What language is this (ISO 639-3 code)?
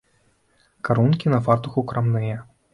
bel